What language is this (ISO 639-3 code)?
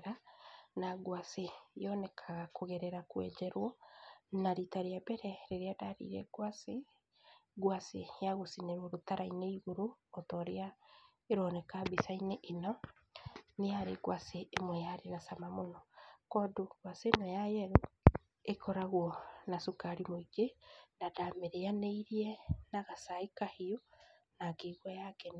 kik